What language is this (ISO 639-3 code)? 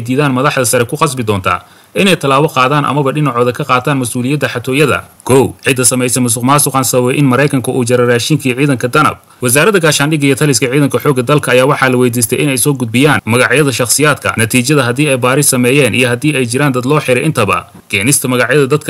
ara